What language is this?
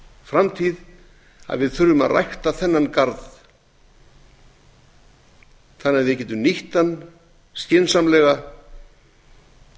Icelandic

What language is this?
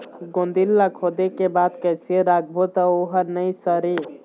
Chhattisgarhi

